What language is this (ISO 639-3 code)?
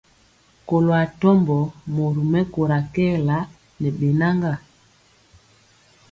mcx